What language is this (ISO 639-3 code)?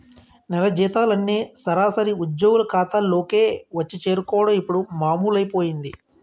tel